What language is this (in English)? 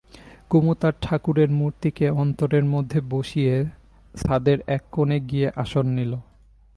Bangla